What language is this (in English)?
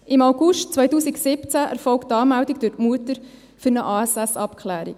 Swiss German